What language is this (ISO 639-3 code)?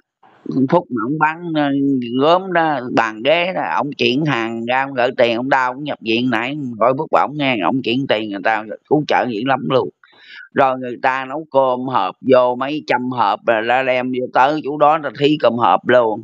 vie